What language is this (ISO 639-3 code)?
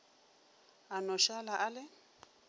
nso